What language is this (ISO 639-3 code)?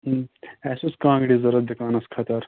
kas